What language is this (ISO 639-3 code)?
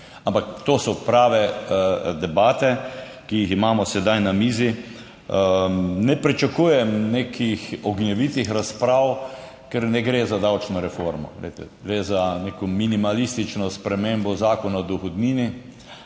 slv